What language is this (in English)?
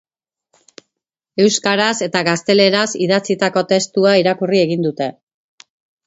Basque